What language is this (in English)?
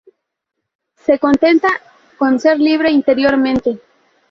Spanish